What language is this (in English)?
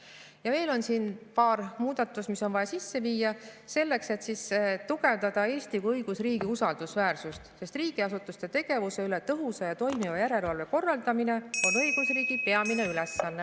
Estonian